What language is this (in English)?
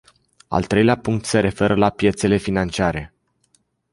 Romanian